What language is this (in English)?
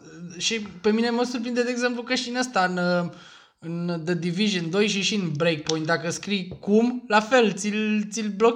Romanian